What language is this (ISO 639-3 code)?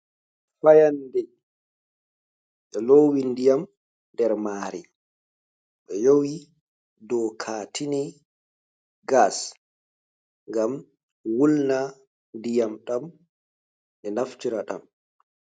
ful